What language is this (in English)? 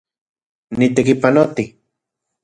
Central Puebla Nahuatl